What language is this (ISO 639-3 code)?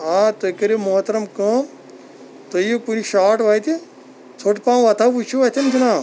kas